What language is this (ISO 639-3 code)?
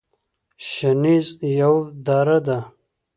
pus